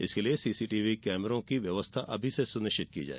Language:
Hindi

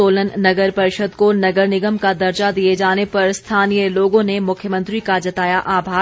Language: Hindi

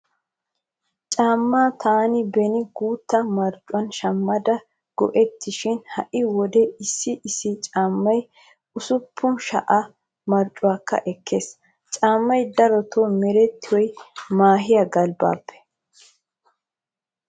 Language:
Wolaytta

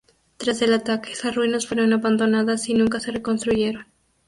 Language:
Spanish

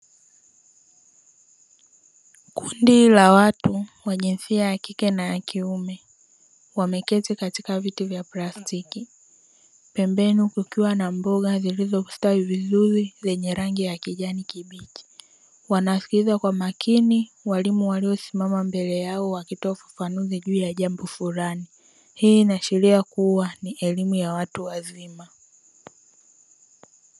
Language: Swahili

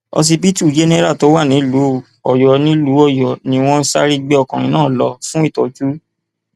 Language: Yoruba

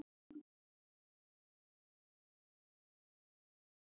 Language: Icelandic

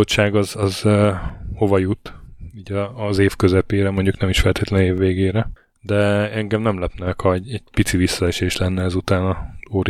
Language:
Hungarian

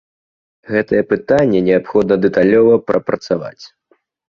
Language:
Belarusian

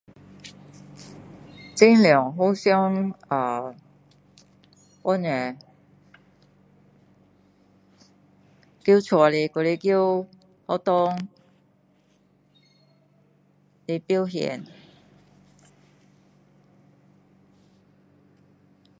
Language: Min Dong Chinese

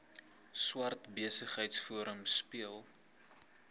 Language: Afrikaans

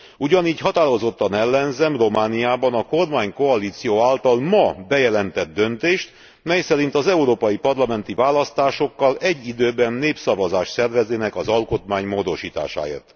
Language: Hungarian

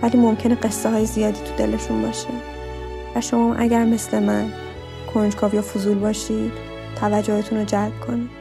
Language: Persian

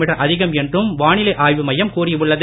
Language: Tamil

